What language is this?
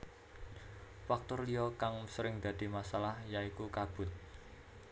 Javanese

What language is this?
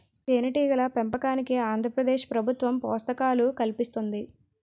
Telugu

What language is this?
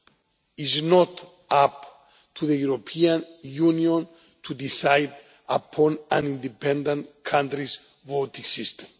English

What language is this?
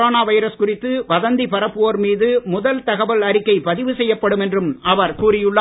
Tamil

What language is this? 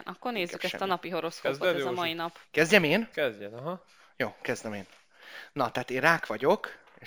Hungarian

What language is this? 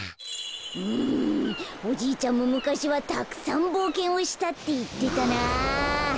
Japanese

